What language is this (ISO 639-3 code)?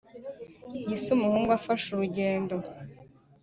kin